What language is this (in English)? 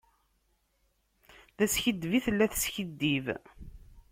Kabyle